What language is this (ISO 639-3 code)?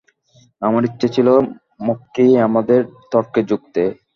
ben